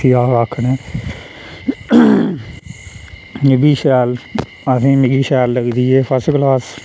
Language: Dogri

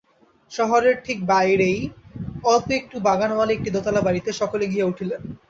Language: Bangla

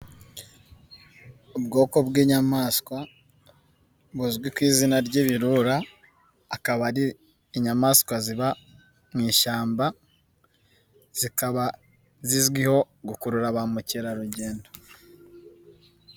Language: Kinyarwanda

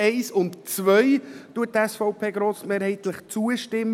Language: Swiss German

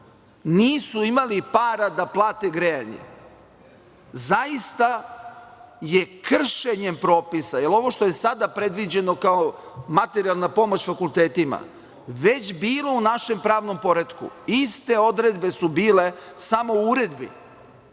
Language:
Serbian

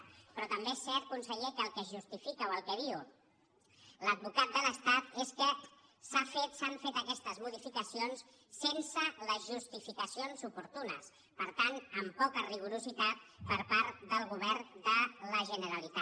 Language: Catalan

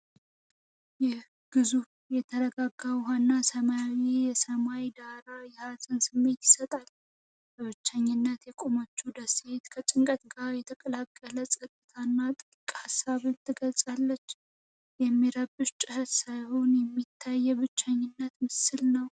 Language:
Amharic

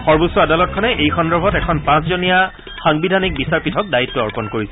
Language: Assamese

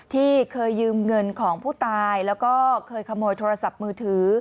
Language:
Thai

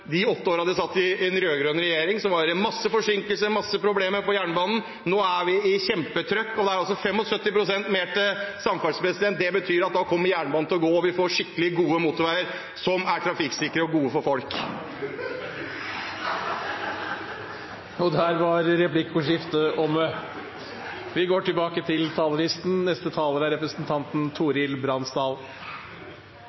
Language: Norwegian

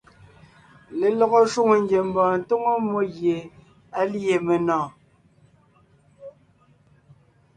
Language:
Ngiemboon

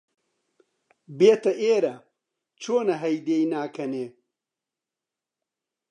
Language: Central Kurdish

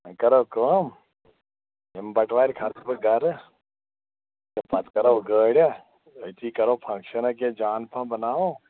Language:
Kashmiri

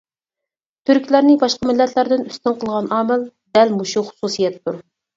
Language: Uyghur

